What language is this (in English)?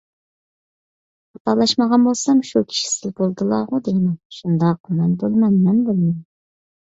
Uyghur